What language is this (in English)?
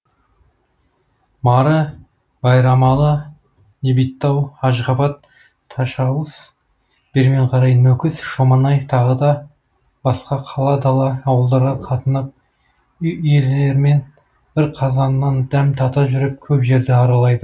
Kazakh